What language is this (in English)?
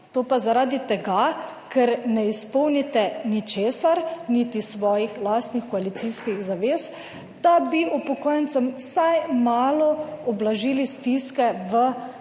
Slovenian